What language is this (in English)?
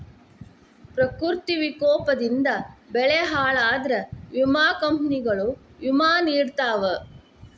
Kannada